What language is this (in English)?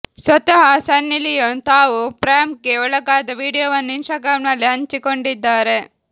Kannada